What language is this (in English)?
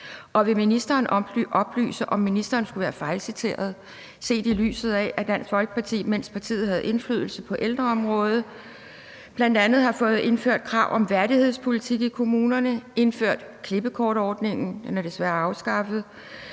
Danish